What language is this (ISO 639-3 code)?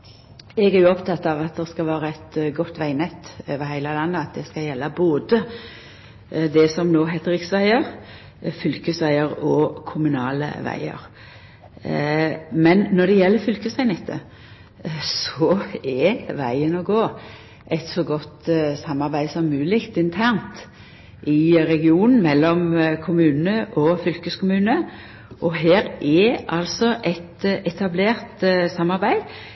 nor